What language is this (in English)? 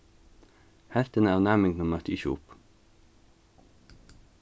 Faroese